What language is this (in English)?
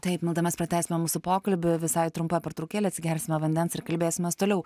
Lithuanian